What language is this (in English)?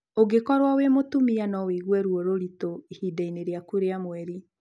Kikuyu